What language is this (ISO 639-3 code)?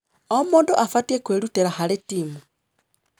kik